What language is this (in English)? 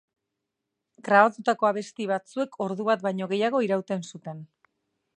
Basque